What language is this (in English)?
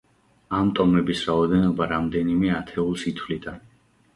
Georgian